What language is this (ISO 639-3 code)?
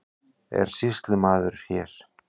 isl